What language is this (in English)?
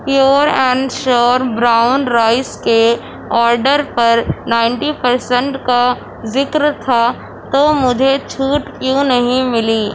Urdu